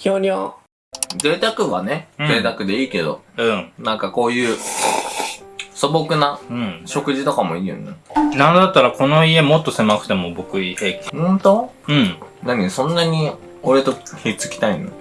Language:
Japanese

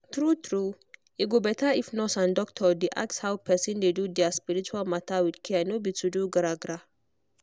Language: Nigerian Pidgin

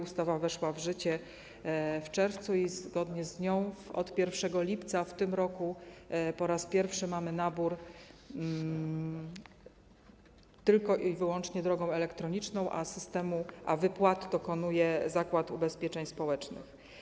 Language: Polish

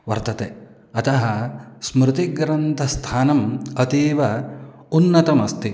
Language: Sanskrit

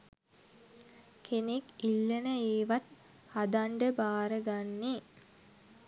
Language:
Sinhala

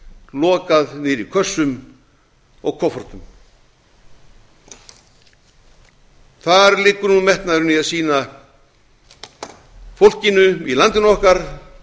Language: Icelandic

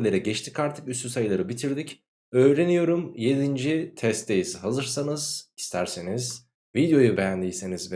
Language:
Turkish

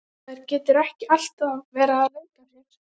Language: Icelandic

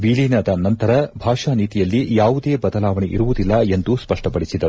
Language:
Kannada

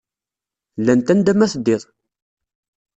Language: Kabyle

